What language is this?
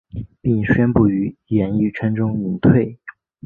Chinese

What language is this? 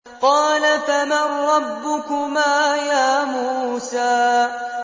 Arabic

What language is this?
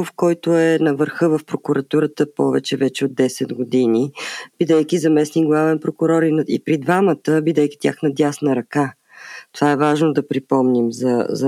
Bulgarian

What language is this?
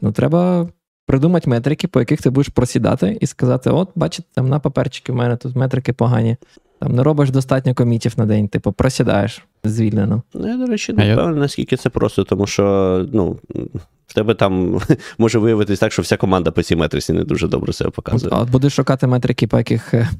Ukrainian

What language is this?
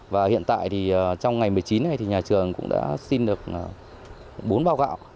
Vietnamese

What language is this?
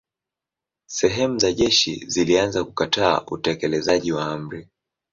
Swahili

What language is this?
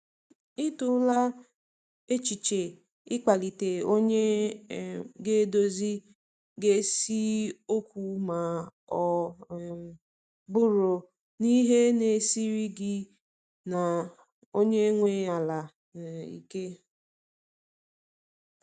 Igbo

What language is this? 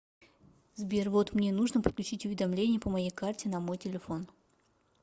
Russian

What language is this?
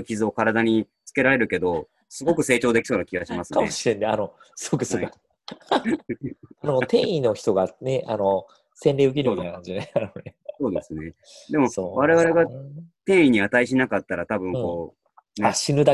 Japanese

